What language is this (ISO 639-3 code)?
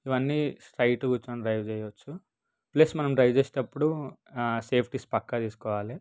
tel